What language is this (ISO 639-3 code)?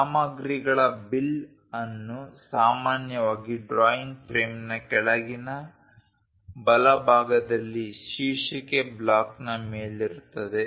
kan